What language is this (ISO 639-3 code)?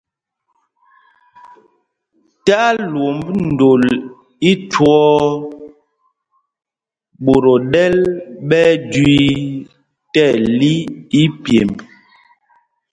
mgg